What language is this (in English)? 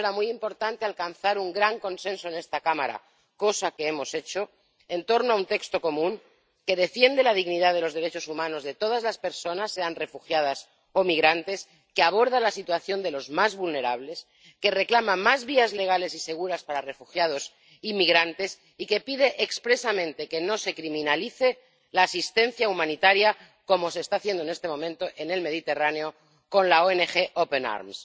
Spanish